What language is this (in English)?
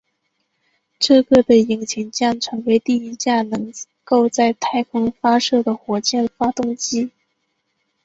Chinese